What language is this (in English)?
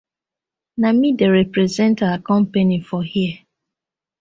Nigerian Pidgin